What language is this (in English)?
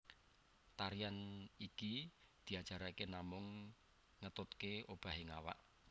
Javanese